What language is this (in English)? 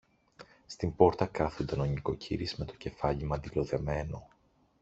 Greek